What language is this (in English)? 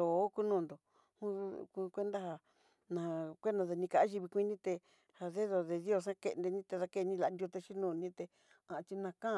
Southeastern Nochixtlán Mixtec